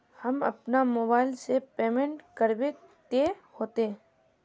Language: Magahi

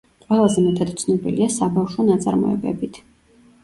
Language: Georgian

